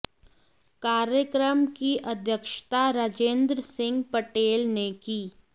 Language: Hindi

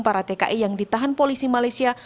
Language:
Indonesian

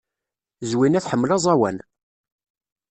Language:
Kabyle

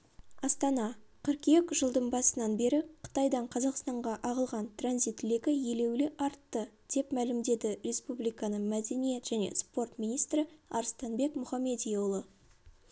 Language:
Kazakh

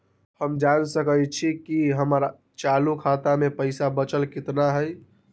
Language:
Magahi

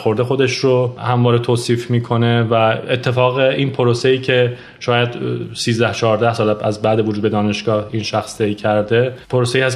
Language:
Persian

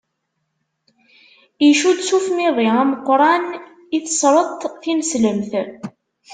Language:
Kabyle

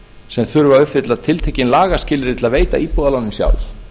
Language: Icelandic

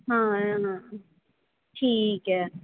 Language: Punjabi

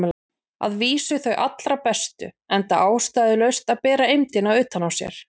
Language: Icelandic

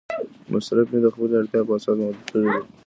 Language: Pashto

